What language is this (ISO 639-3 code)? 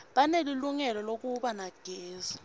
ssw